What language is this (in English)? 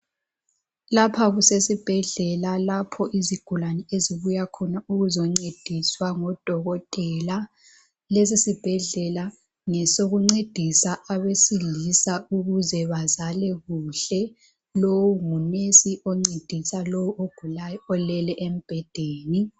North Ndebele